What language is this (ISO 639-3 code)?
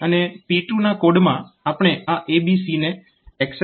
guj